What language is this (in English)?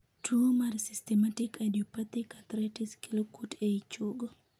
Luo (Kenya and Tanzania)